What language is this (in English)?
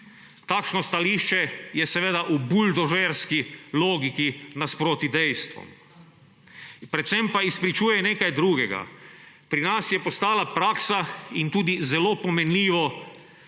Slovenian